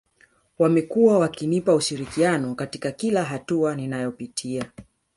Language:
Swahili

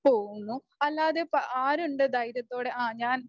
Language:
Malayalam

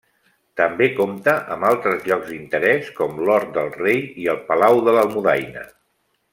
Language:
Catalan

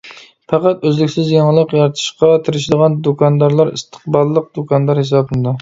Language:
Uyghur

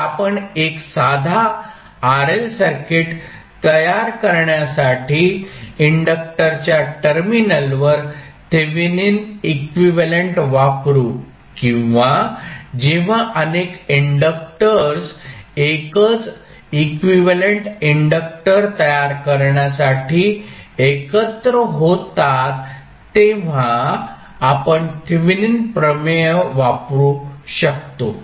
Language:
Marathi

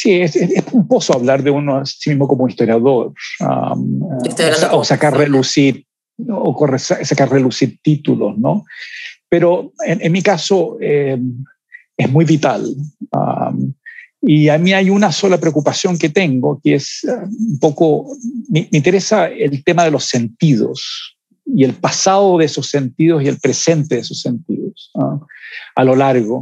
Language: Spanish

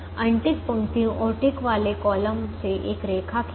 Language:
Hindi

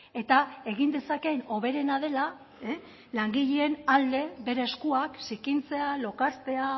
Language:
Basque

